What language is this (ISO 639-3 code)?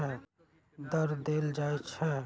mag